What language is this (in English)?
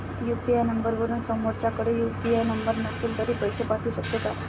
Marathi